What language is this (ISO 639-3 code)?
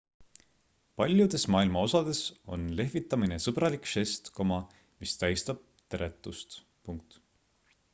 est